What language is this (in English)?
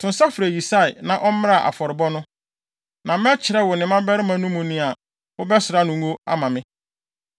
Akan